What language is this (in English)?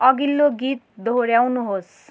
Nepali